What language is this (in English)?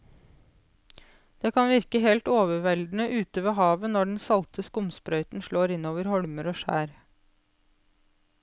Norwegian